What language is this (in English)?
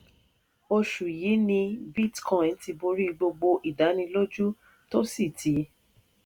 Yoruba